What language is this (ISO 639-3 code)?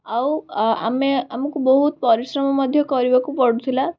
ori